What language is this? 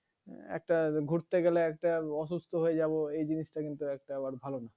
Bangla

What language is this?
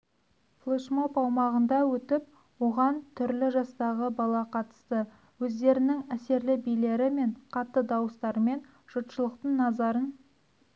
Kazakh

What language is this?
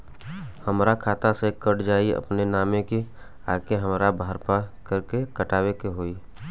Bhojpuri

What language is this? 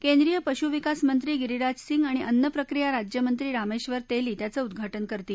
Marathi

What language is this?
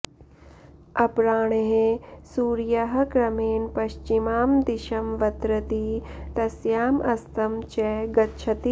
Sanskrit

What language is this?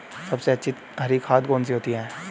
Hindi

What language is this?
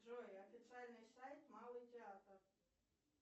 Russian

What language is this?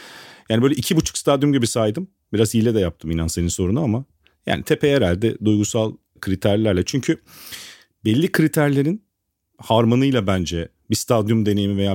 Turkish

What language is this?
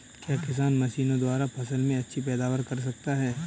Hindi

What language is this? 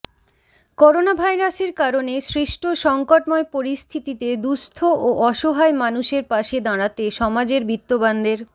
Bangla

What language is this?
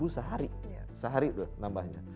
Indonesian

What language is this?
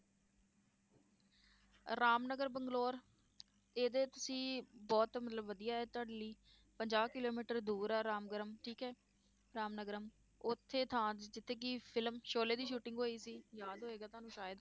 Punjabi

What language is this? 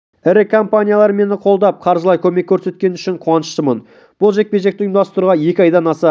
Kazakh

